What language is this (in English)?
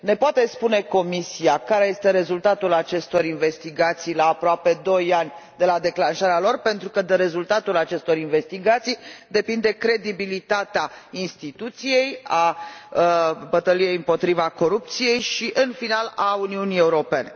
Romanian